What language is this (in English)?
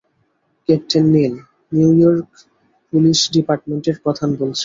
Bangla